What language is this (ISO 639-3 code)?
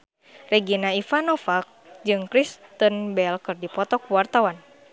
sun